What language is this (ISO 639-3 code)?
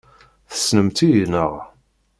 kab